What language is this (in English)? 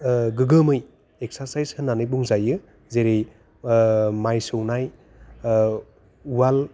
Bodo